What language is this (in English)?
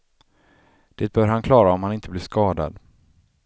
Swedish